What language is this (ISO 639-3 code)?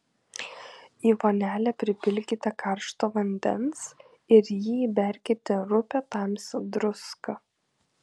lit